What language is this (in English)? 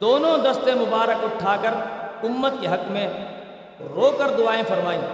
Urdu